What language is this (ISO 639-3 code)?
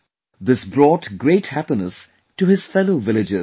eng